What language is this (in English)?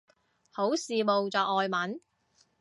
Cantonese